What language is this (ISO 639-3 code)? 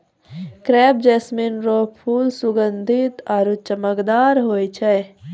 mai